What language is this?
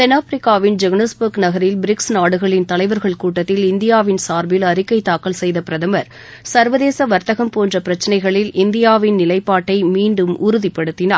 Tamil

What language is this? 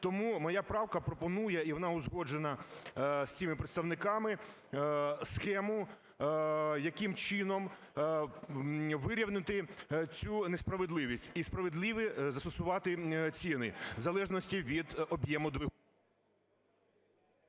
Ukrainian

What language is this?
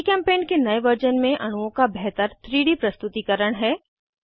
Hindi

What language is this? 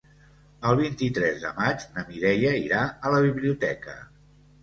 Catalan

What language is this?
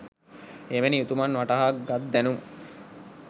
Sinhala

